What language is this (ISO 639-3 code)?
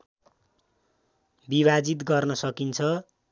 nep